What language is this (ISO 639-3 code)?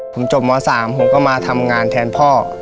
tha